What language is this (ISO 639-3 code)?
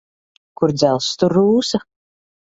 lav